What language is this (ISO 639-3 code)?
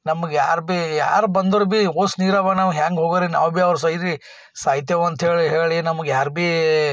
kan